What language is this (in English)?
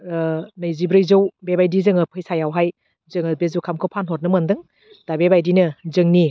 Bodo